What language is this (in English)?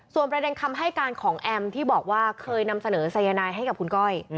Thai